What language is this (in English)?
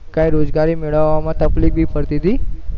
Gujarati